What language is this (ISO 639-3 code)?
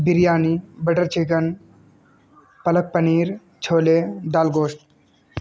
urd